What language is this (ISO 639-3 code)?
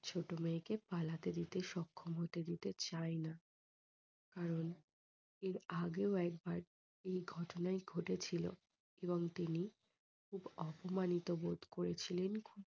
ben